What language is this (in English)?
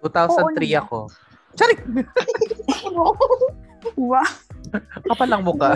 Filipino